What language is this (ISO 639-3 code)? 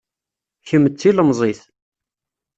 kab